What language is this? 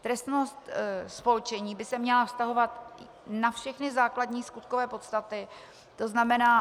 Czech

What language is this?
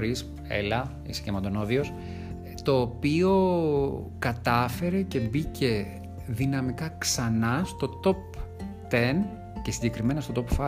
Greek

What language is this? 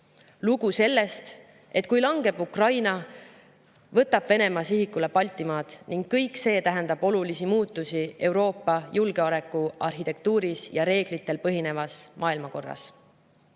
Estonian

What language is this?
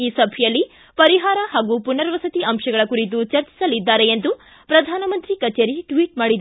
Kannada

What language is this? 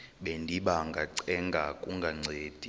Xhosa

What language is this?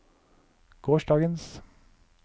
Norwegian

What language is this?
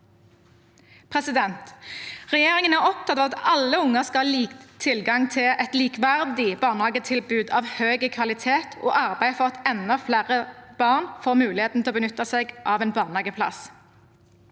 Norwegian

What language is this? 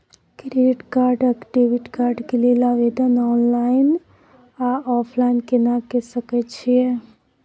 Maithili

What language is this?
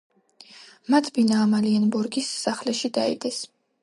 Georgian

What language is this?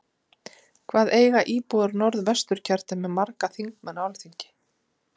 Icelandic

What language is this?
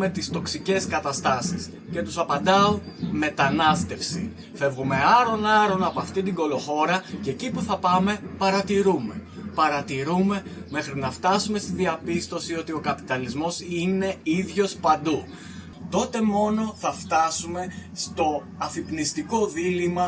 Greek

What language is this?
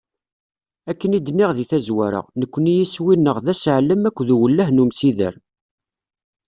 Kabyle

